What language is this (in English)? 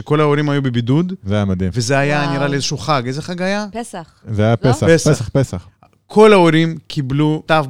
Hebrew